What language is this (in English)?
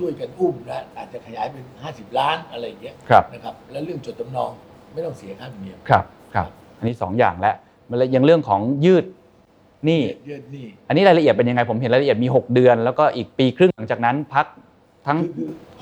Thai